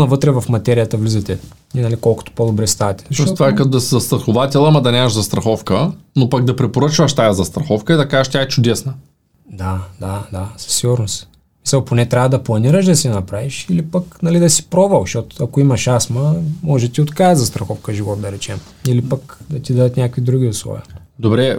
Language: Bulgarian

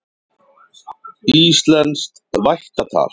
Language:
Icelandic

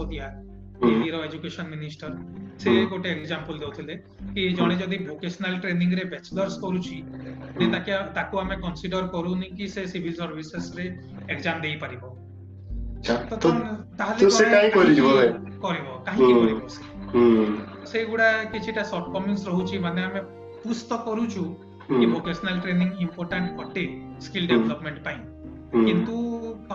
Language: Hindi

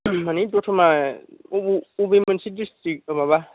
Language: Bodo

